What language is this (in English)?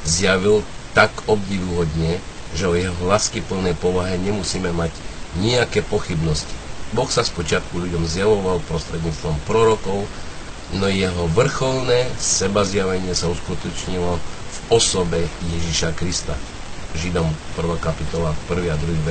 Slovak